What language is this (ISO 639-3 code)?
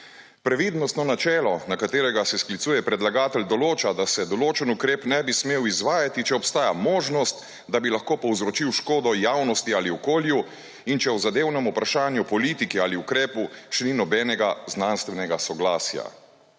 slv